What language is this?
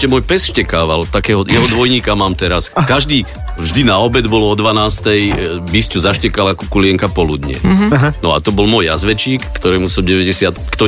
Slovak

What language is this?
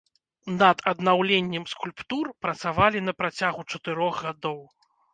Belarusian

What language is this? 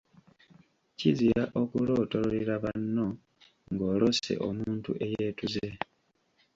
Ganda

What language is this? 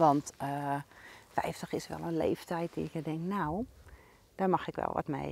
Dutch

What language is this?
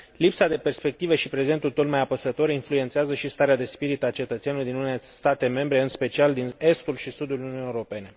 Romanian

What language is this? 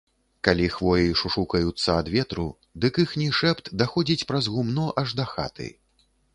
Belarusian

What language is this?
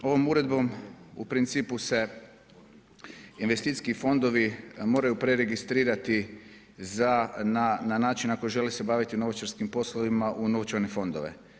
Croatian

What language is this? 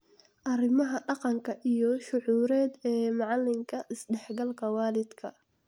Somali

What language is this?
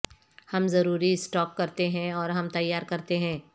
Urdu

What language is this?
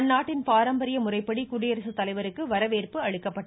Tamil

